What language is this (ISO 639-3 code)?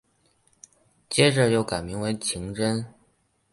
zho